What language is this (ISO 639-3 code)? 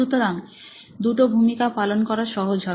ben